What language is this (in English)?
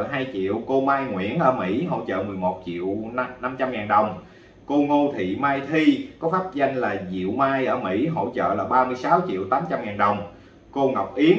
Vietnamese